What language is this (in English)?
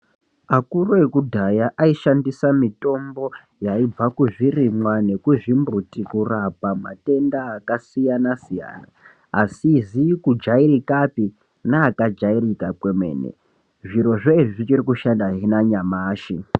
Ndau